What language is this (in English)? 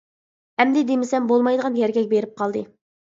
Uyghur